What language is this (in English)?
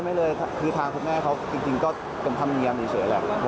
Thai